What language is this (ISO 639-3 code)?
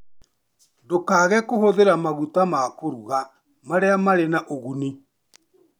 kik